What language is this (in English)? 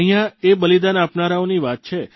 Gujarati